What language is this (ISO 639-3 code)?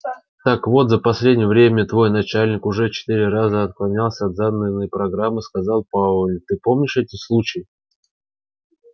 rus